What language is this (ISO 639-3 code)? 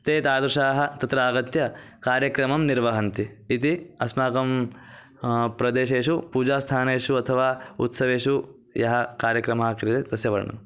san